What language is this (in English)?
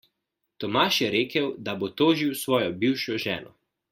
Slovenian